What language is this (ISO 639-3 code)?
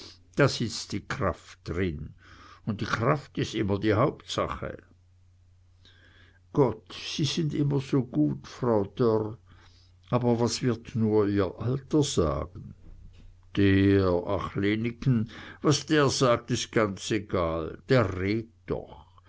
deu